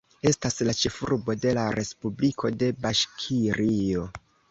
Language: Esperanto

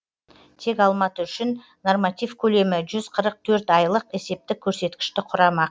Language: Kazakh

